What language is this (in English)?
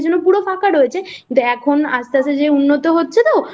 Bangla